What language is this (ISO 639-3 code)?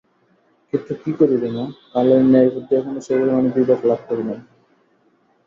ben